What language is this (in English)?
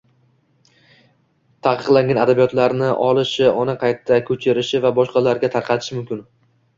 Uzbek